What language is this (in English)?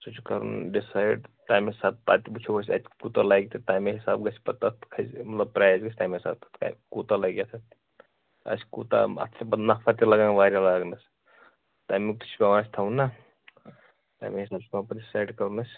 Kashmiri